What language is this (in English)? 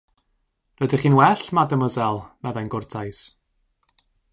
Welsh